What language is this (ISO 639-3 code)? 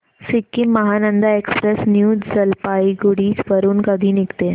mar